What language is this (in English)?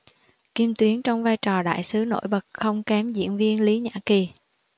Vietnamese